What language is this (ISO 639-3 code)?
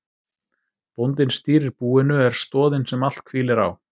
isl